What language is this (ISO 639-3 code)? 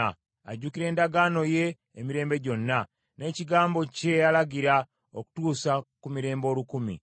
lug